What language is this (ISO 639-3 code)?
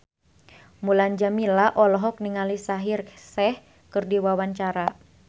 sun